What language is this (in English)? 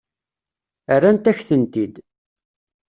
Kabyle